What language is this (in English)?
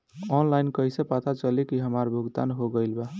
Bhojpuri